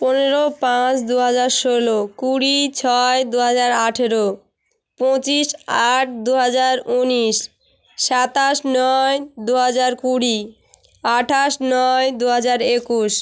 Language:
Bangla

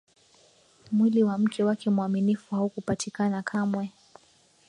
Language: Swahili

